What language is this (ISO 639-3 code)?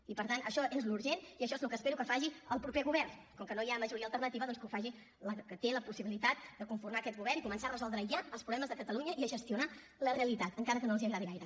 cat